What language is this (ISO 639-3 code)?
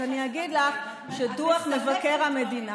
heb